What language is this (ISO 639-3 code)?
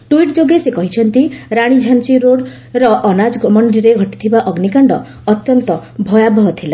ori